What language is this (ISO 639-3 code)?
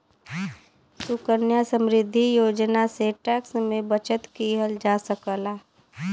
bho